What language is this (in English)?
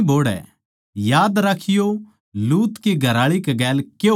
Haryanvi